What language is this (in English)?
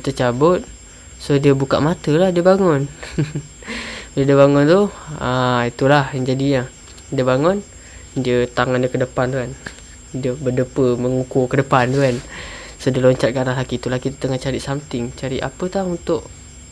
Malay